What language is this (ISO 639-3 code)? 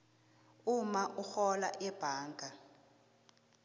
nbl